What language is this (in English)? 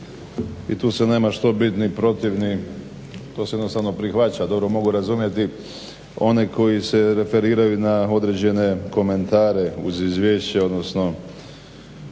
Croatian